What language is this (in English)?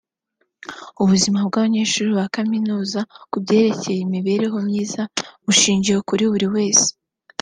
Kinyarwanda